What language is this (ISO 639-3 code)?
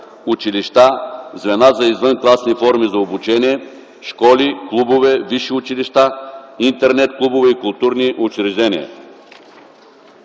bul